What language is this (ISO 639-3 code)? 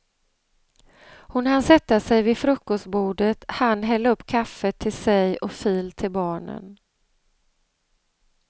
swe